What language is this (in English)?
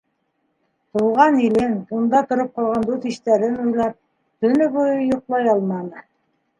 Bashkir